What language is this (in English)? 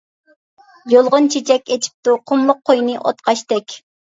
Uyghur